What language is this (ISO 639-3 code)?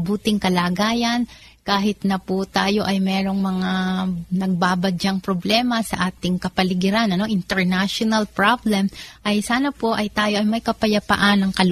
fil